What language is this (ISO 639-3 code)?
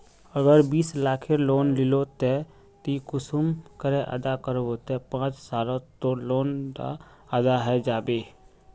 mag